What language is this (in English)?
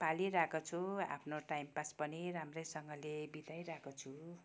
Nepali